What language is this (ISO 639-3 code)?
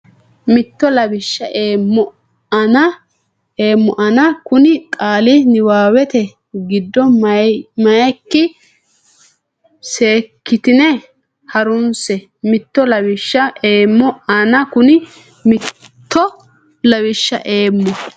sid